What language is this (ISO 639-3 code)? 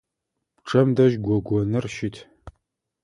ady